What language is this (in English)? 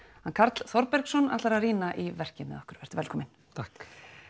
Icelandic